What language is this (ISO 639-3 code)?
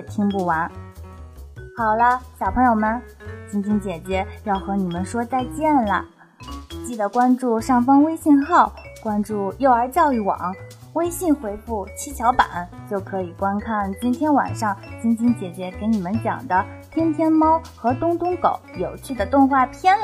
zho